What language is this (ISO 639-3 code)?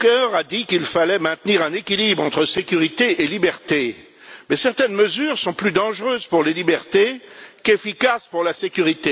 fra